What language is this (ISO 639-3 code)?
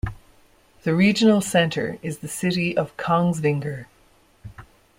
eng